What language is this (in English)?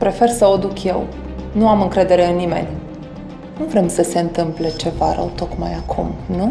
Romanian